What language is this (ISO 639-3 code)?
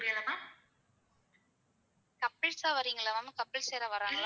tam